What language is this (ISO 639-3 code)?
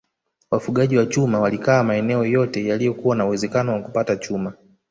swa